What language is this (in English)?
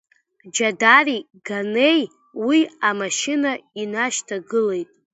Abkhazian